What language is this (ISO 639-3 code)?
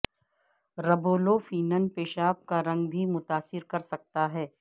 urd